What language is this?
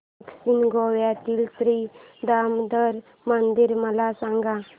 Marathi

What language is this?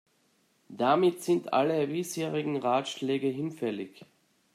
German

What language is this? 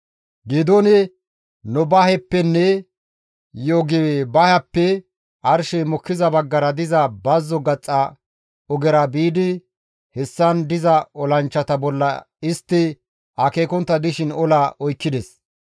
Gamo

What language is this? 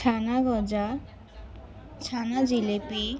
Bangla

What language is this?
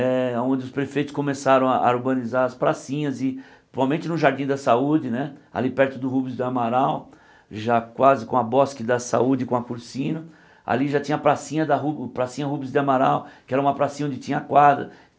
Portuguese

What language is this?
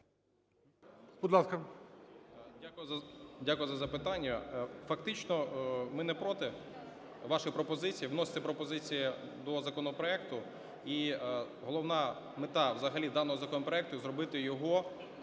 Ukrainian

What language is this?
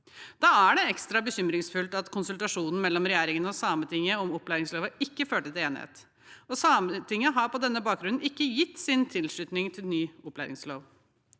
Norwegian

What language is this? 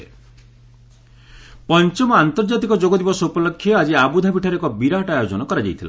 Odia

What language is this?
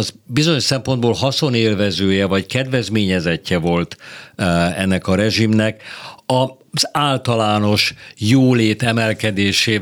Hungarian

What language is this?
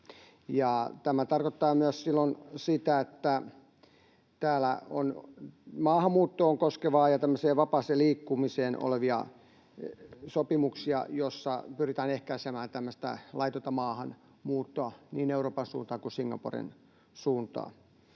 Finnish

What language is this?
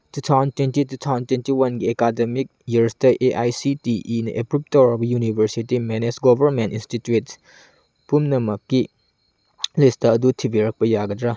Manipuri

